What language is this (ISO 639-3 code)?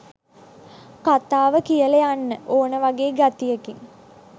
sin